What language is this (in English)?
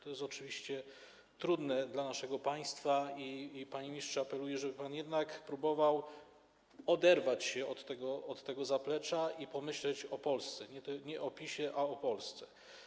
Polish